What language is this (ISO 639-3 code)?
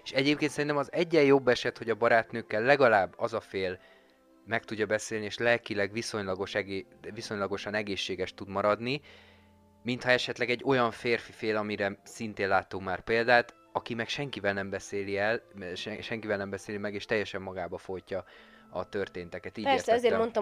hun